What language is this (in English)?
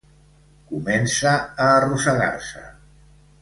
Catalan